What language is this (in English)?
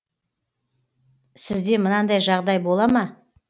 Kazakh